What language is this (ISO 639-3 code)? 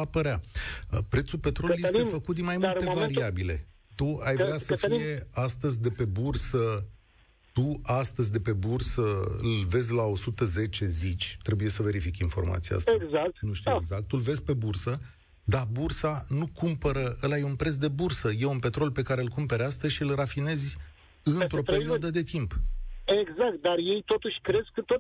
ron